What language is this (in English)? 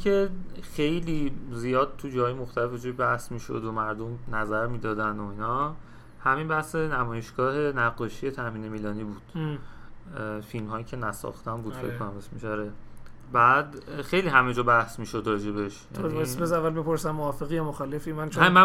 Persian